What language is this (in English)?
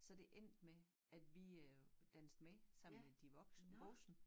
Danish